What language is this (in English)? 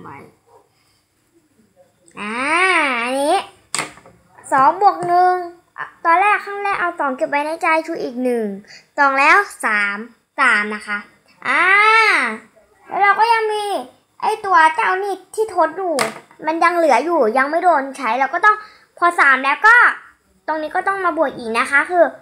Thai